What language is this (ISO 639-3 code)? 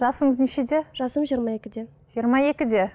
kaz